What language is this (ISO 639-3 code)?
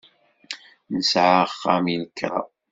kab